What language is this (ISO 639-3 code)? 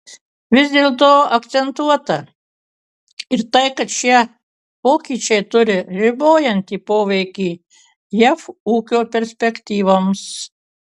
lit